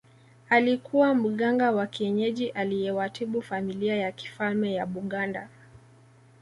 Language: Swahili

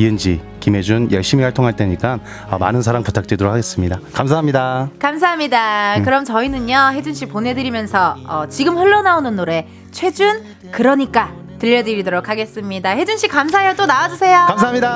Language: Korean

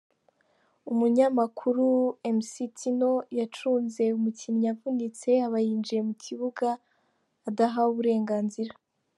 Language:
Kinyarwanda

